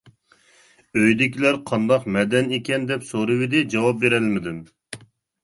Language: Uyghur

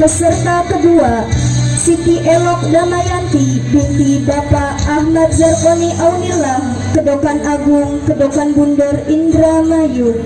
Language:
Indonesian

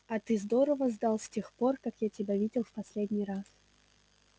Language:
Russian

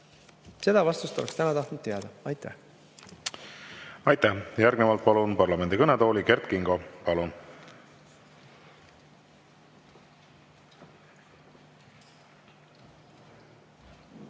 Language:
Estonian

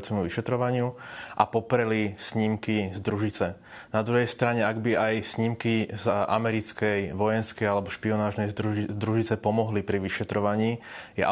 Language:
Slovak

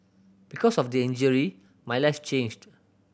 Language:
English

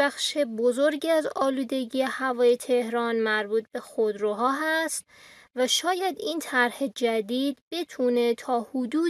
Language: Persian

